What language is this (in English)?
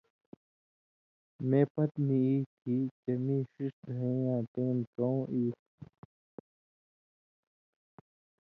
Indus Kohistani